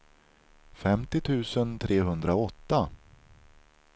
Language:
Swedish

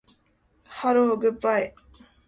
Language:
Japanese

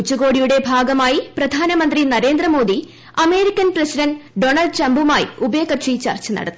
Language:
Malayalam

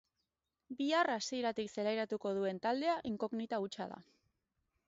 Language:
Basque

